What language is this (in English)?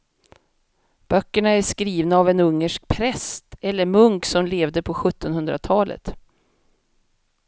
Swedish